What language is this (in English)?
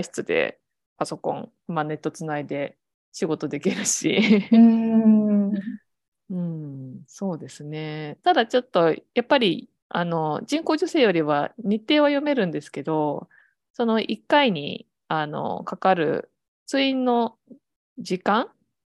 Japanese